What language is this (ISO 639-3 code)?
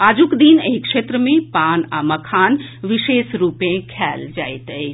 mai